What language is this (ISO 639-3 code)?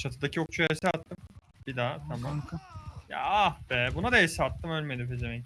tur